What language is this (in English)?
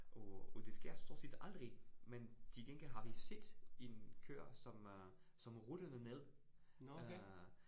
Danish